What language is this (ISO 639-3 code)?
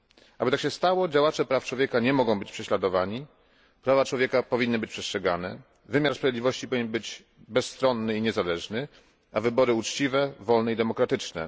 pol